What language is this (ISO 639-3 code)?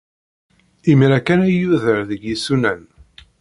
kab